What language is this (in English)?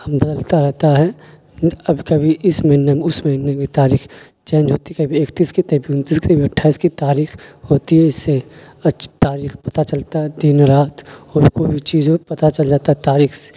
Urdu